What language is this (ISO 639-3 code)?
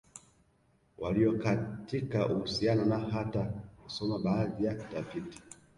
swa